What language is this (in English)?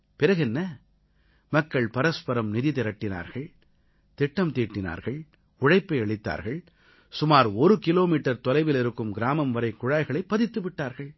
Tamil